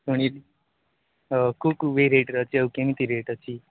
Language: Odia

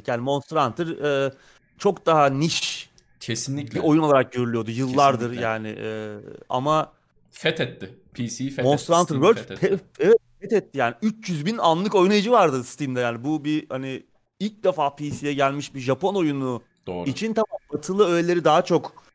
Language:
Turkish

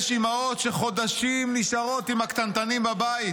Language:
Hebrew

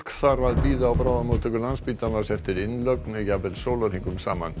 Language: Icelandic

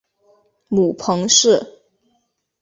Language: Chinese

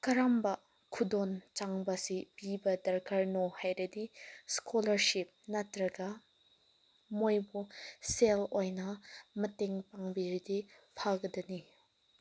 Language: Manipuri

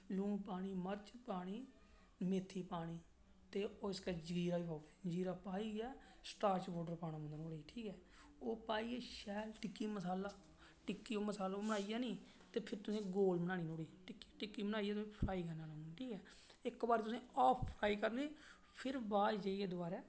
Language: Dogri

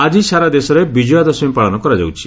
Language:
Odia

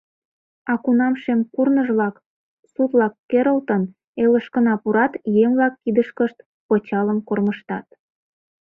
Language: Mari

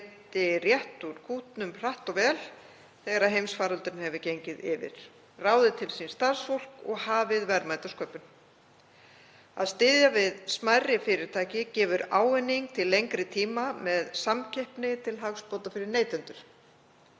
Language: Icelandic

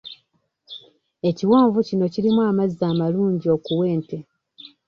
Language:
Ganda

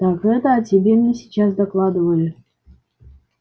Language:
Russian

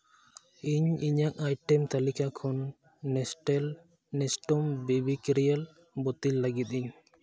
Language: Santali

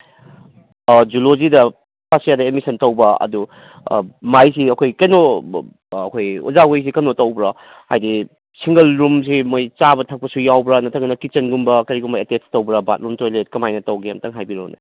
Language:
Manipuri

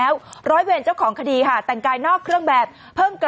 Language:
Thai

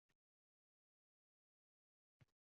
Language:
Uzbek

